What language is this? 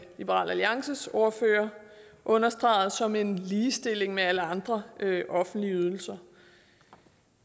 Danish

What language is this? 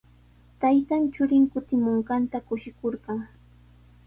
Sihuas Ancash Quechua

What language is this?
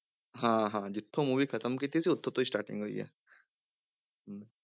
Punjabi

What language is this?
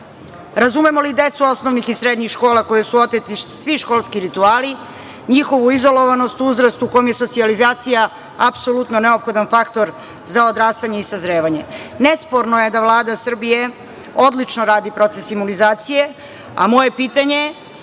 Serbian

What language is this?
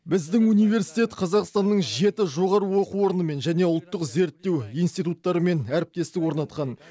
Kazakh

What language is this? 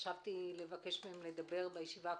Hebrew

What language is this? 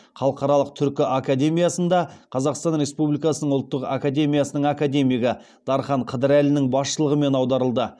Kazakh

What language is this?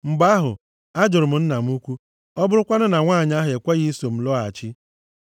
Igbo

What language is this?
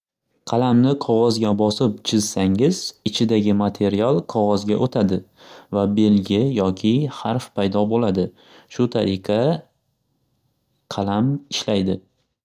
Uzbek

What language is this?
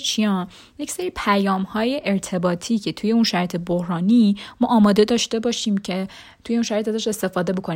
Persian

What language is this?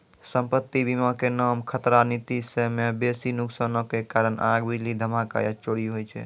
Maithili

